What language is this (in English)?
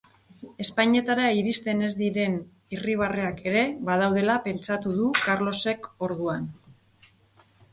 Basque